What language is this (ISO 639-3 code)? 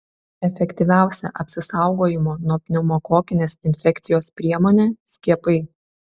lit